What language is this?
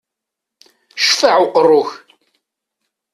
Kabyle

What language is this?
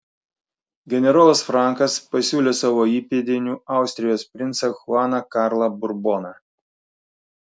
Lithuanian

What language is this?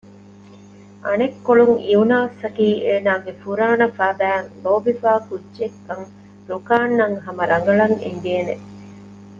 Divehi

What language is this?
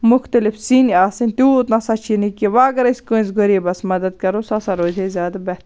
Kashmiri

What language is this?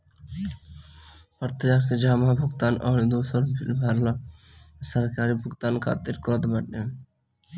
Bhojpuri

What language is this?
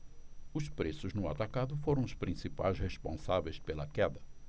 Portuguese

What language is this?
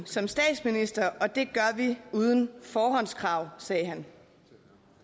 Danish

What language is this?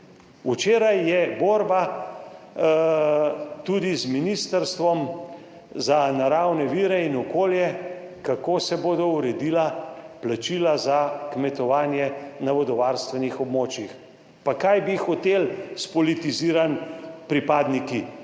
Slovenian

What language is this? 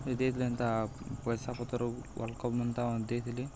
Odia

